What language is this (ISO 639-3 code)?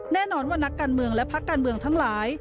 tha